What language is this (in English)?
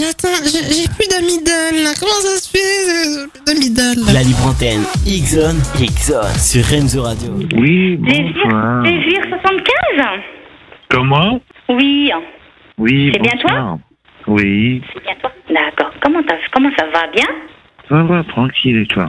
French